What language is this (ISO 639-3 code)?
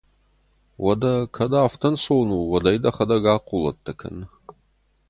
oss